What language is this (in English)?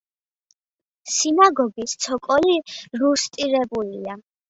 Georgian